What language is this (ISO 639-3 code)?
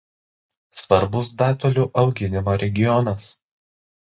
lit